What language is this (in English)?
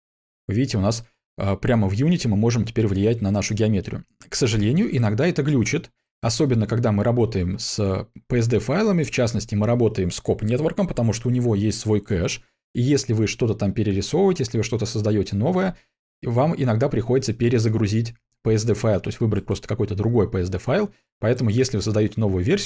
Russian